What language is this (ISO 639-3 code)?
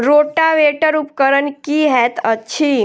mai